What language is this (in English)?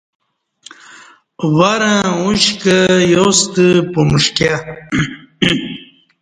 Kati